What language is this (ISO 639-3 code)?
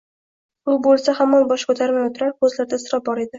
uzb